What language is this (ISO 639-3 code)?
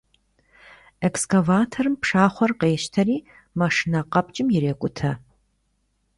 kbd